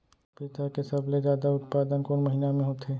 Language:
Chhattisgarhi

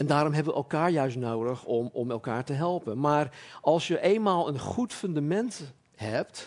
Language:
Dutch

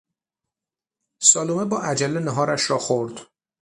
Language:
Persian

